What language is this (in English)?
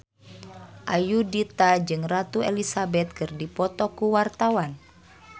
Sundanese